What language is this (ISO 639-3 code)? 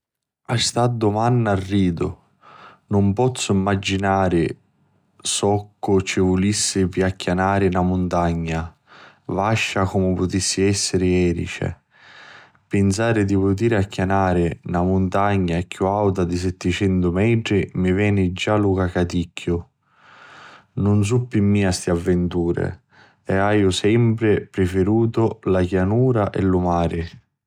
scn